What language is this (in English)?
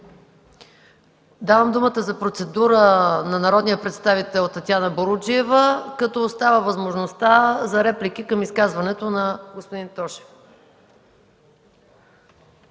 Bulgarian